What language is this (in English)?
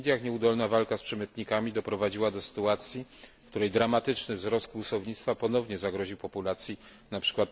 Polish